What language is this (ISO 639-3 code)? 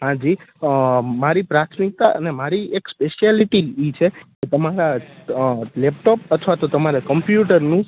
guj